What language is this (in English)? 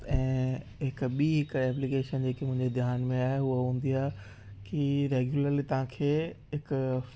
Sindhi